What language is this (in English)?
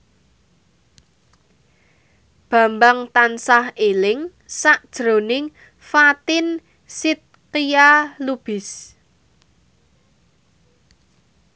Javanese